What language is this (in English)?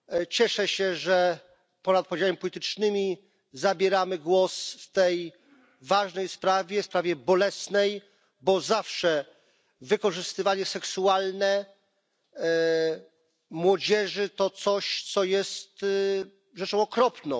Polish